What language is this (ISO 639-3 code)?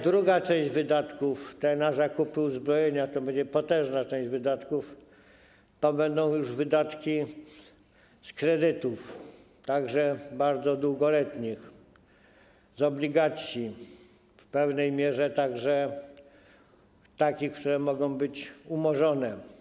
pol